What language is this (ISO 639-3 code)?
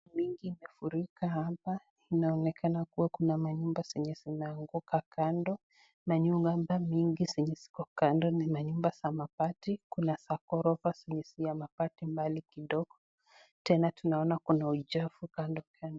swa